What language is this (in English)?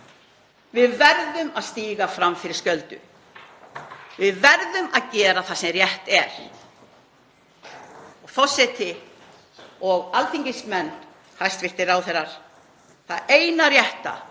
Icelandic